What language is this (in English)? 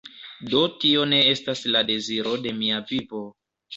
Esperanto